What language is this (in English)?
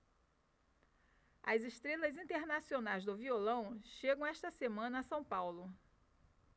Portuguese